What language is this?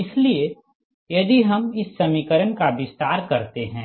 Hindi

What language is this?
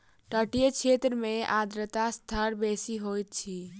Maithili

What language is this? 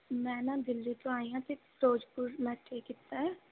Punjabi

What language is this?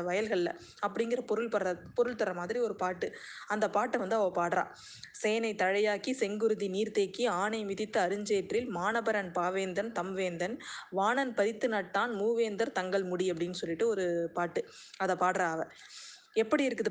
Tamil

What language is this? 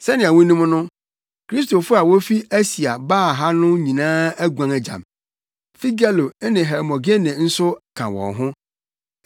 Akan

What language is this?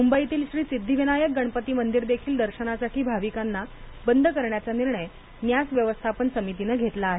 Marathi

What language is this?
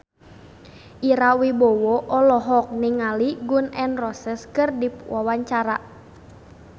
Sundanese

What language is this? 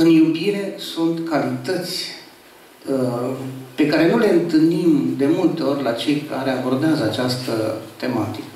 Romanian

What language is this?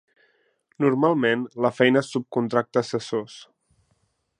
Catalan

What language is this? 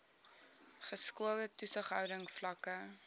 Afrikaans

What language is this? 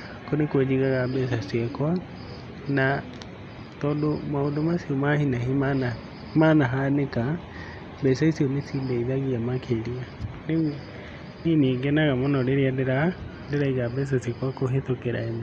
Kikuyu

